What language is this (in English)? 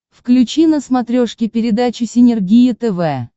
Russian